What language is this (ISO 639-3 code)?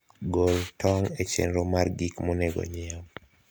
luo